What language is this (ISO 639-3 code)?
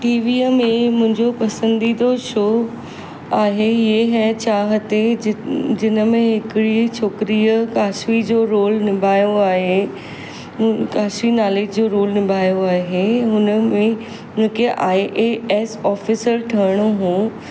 snd